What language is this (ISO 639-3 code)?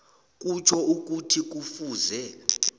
nbl